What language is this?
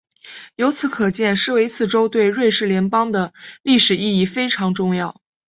Chinese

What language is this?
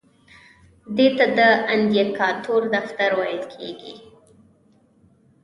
Pashto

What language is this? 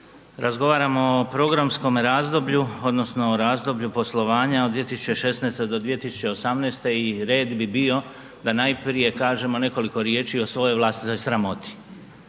Croatian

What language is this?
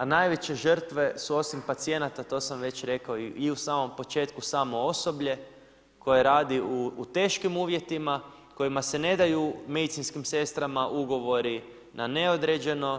Croatian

